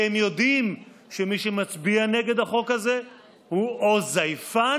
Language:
Hebrew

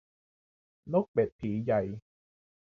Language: Thai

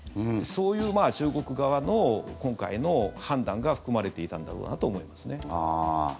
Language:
Japanese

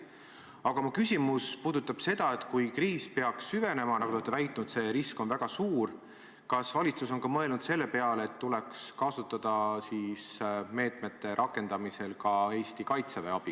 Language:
Estonian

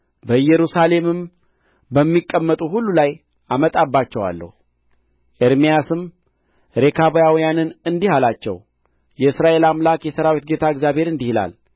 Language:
Amharic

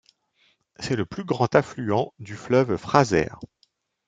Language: French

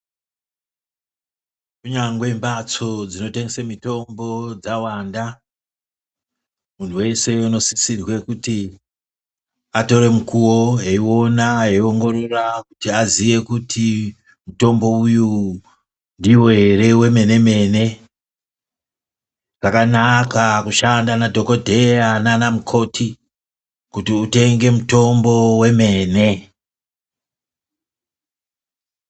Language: Ndau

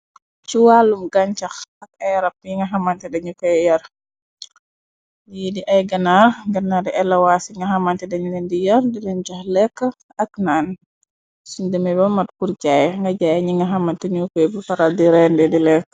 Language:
Wolof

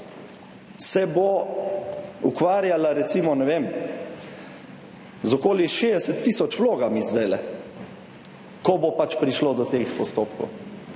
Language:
Slovenian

